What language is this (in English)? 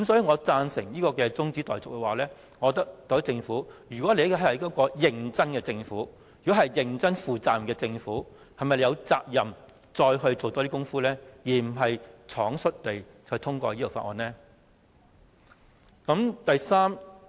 Cantonese